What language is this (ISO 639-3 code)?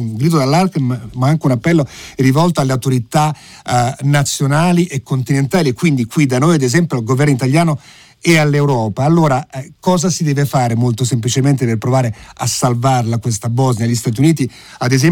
ita